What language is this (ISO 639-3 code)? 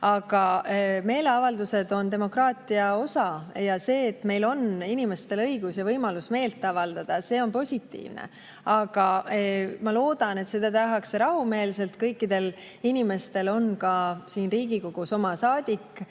est